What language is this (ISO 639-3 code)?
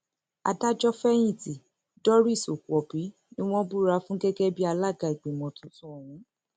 yor